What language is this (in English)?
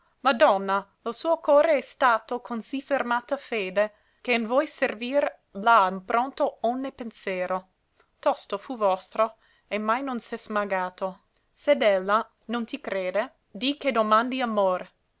Italian